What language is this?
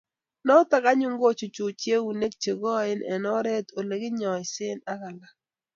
Kalenjin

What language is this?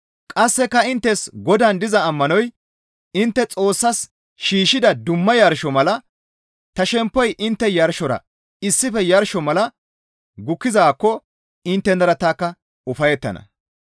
Gamo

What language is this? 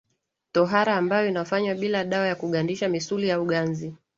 Swahili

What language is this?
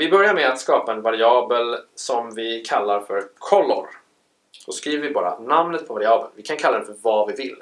Swedish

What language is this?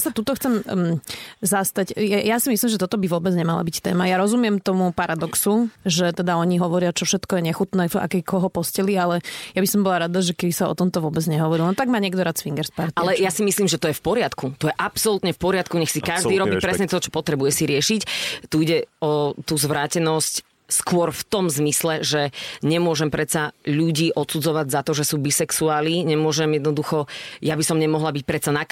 Slovak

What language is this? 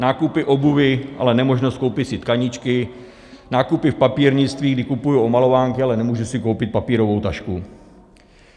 Czech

